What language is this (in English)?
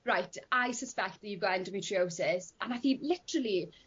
Welsh